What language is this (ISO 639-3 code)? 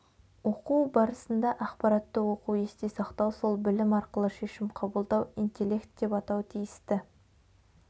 kaz